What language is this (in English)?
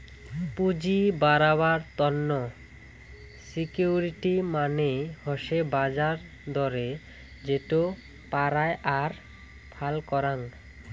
Bangla